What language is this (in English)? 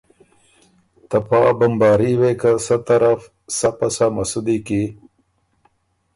Ormuri